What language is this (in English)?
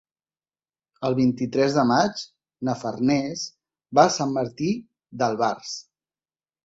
Catalan